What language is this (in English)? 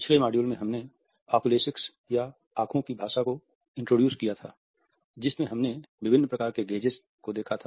Hindi